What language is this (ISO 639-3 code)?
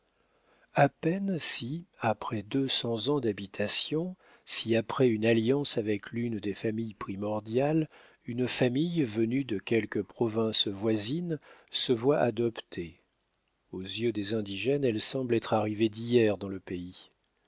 fra